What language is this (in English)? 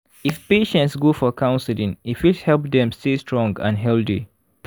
Nigerian Pidgin